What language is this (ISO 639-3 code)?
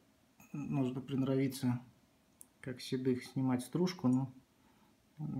rus